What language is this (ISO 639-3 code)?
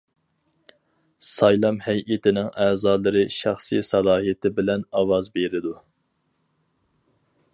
uig